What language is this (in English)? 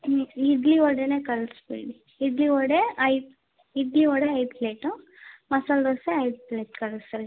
Kannada